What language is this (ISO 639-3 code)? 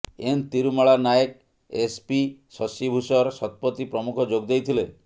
ori